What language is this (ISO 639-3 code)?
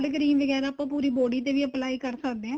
pan